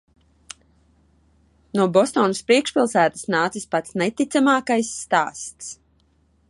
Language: Latvian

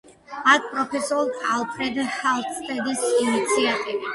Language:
Georgian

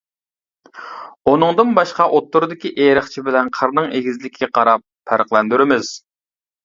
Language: Uyghur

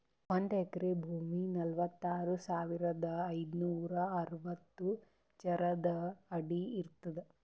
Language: Kannada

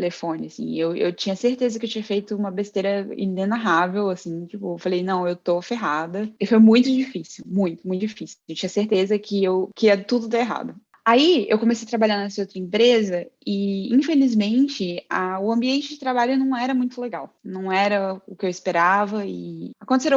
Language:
Portuguese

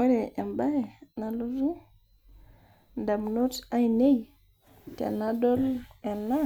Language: Masai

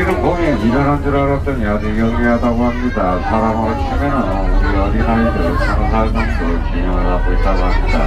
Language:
Korean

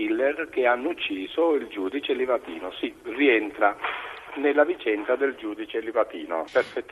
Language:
Italian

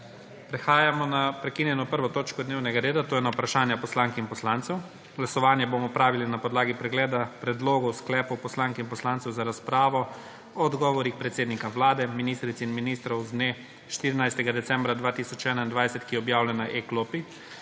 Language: Slovenian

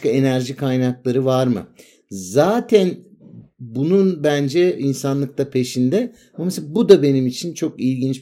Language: Turkish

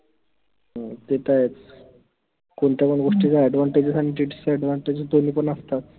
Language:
Marathi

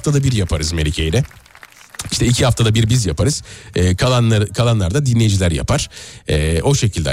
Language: Turkish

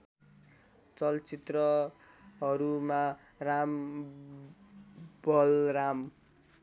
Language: Nepali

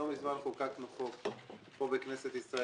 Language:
Hebrew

